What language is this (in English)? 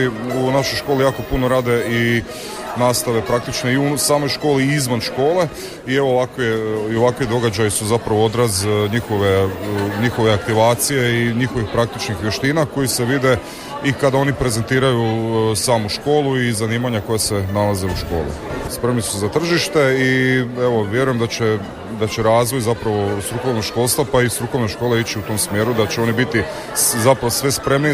Croatian